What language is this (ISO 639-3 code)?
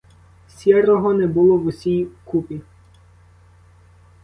ukr